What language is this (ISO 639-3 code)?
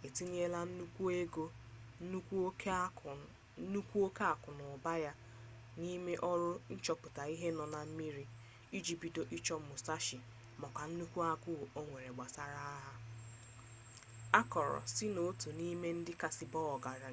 ibo